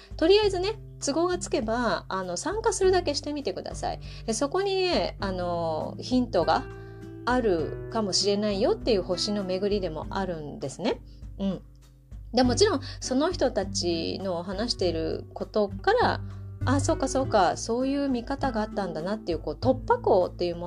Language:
Japanese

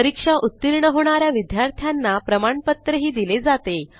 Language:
Marathi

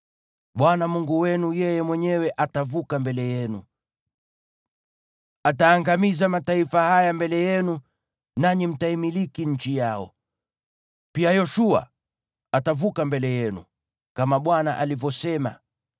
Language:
Swahili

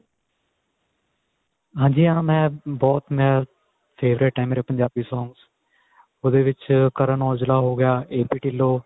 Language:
Punjabi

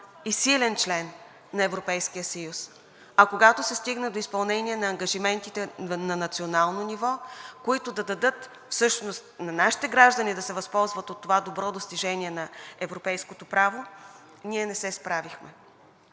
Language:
Bulgarian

